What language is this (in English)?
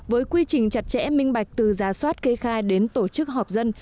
Vietnamese